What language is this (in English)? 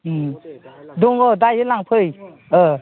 Bodo